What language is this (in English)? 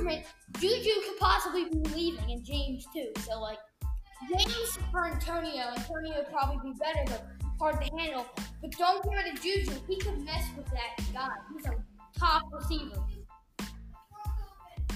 English